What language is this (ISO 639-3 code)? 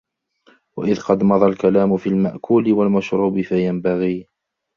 ara